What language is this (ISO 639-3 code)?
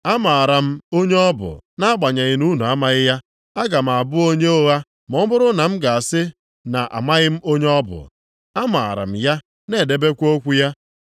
ibo